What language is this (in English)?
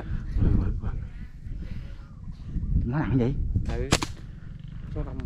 Vietnamese